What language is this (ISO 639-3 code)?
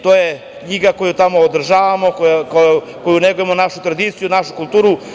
srp